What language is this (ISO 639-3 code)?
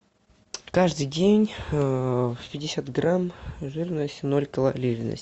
rus